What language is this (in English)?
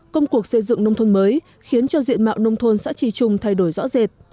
Vietnamese